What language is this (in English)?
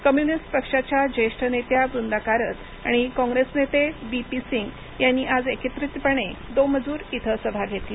Marathi